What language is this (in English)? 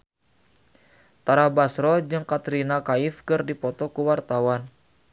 Sundanese